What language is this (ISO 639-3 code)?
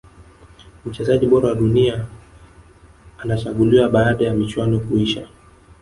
swa